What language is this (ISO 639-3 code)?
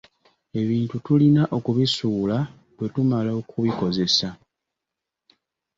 lug